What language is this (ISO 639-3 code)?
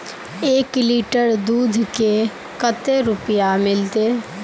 mag